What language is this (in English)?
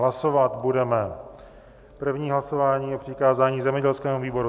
Czech